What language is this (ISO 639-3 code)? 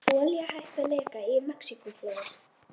isl